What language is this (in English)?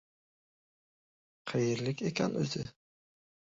Uzbek